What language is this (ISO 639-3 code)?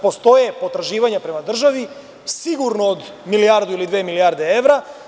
srp